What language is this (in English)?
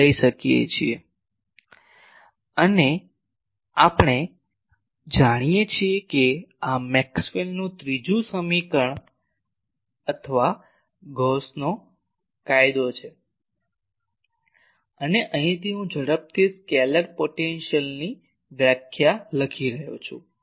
Gujarati